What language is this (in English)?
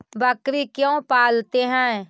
Magahi